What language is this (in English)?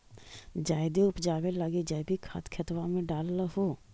Magahi